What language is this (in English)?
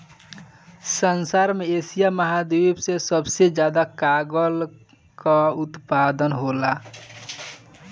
Bhojpuri